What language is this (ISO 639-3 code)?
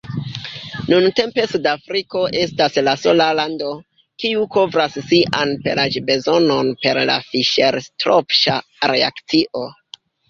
epo